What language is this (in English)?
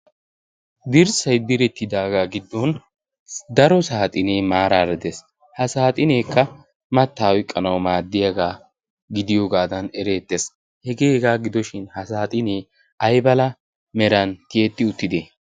Wolaytta